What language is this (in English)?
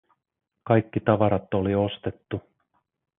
Finnish